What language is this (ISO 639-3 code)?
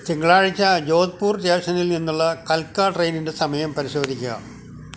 mal